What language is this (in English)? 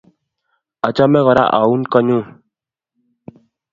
Kalenjin